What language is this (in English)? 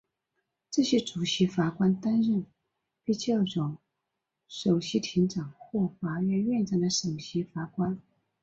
Chinese